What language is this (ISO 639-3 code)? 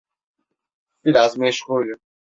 tur